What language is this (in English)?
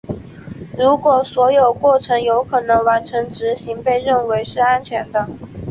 Chinese